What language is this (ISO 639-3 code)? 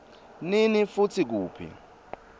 ssw